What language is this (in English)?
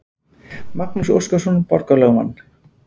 Icelandic